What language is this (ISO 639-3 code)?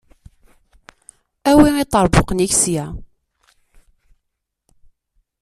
kab